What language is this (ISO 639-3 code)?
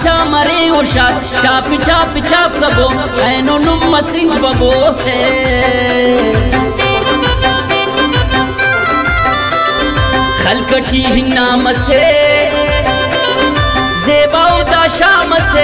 ron